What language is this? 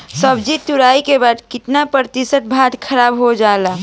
Bhojpuri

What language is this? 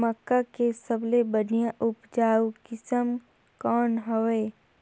Chhattisgarhi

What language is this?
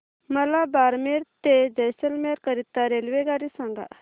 Marathi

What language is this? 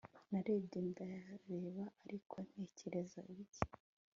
Kinyarwanda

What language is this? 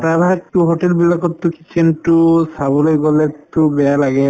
Assamese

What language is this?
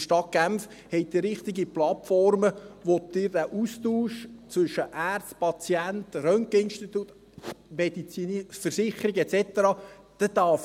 Swiss German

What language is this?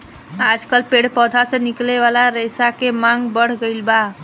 Bhojpuri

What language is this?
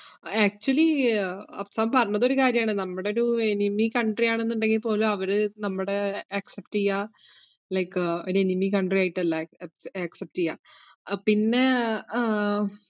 Malayalam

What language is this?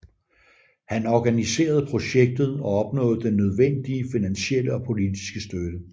Danish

